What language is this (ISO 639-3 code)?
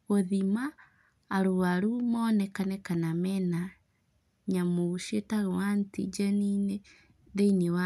kik